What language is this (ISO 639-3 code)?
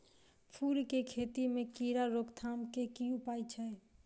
mai